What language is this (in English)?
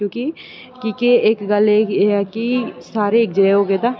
Dogri